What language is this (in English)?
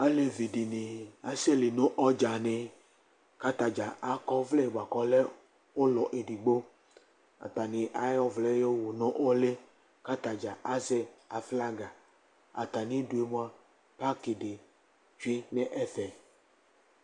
Ikposo